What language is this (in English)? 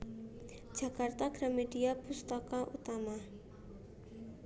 Javanese